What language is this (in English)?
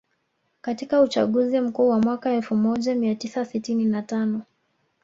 Swahili